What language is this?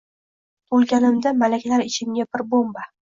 Uzbek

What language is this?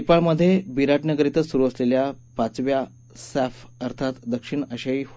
Marathi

